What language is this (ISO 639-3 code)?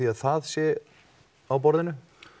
isl